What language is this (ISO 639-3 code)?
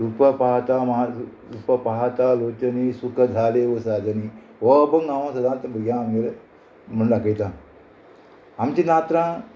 kok